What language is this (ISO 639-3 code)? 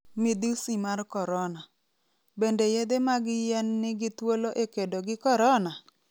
luo